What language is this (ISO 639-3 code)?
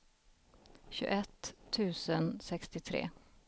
swe